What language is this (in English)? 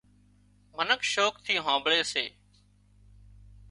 Wadiyara Koli